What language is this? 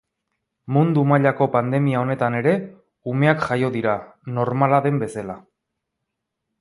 Basque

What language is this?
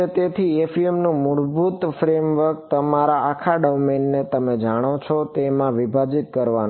Gujarati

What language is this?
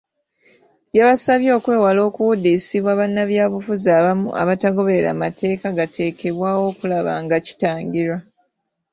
Ganda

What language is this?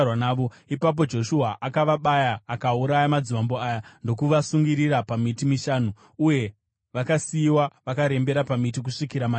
Shona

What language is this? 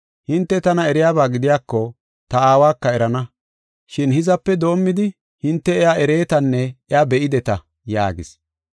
Gofa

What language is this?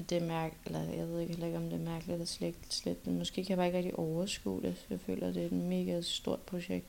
Danish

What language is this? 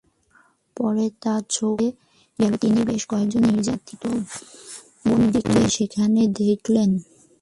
Bangla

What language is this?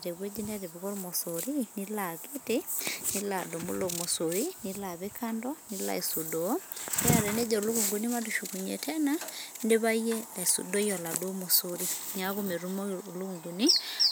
Masai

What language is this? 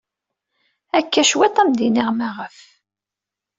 Kabyle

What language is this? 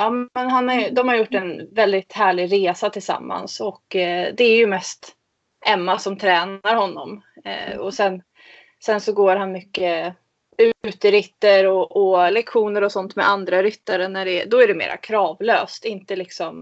Swedish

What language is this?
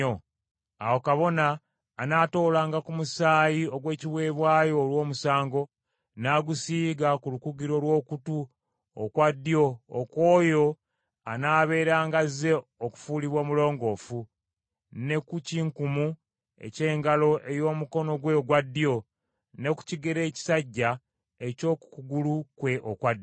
Ganda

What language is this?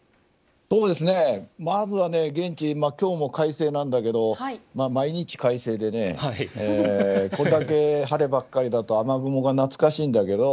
Japanese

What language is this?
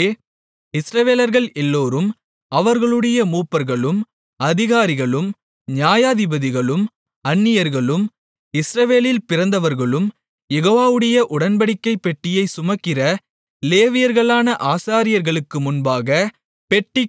Tamil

